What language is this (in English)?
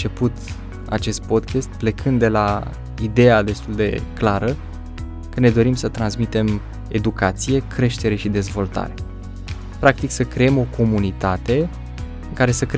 Romanian